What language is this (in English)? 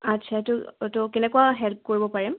Assamese